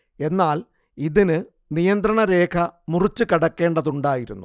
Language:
Malayalam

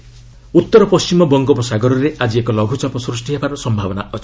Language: Odia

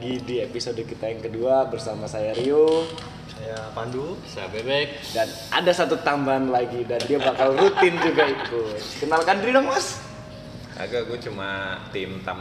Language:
Indonesian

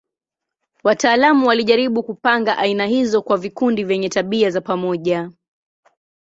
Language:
Swahili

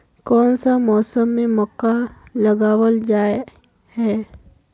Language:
Magahi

